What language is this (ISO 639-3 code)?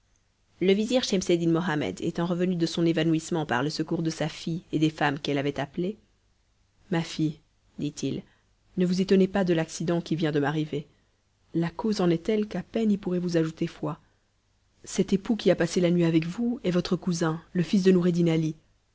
fra